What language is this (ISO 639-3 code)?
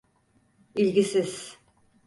tur